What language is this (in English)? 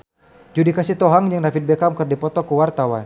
Sundanese